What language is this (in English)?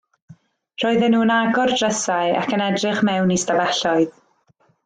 Welsh